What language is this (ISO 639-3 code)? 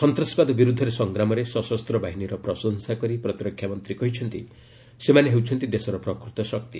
ori